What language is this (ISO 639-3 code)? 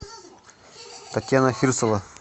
rus